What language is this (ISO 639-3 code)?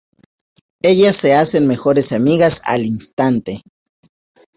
spa